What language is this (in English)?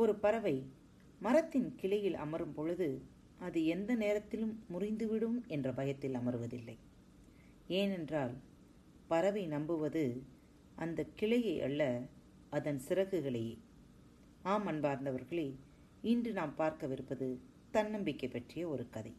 Tamil